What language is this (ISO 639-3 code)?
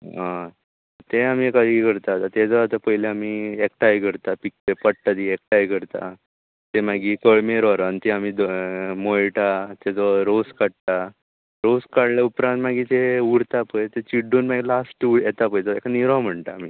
kok